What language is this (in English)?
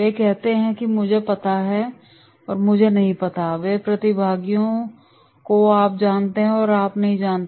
Hindi